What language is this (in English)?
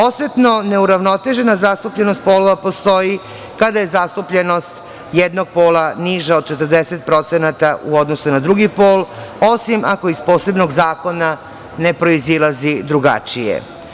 Serbian